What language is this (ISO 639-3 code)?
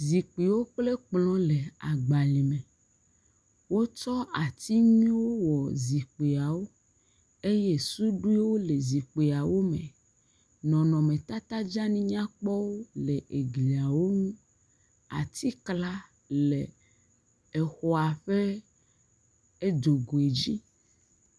ewe